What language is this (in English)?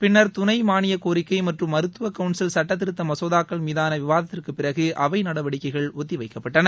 Tamil